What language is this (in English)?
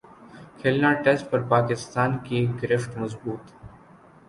Urdu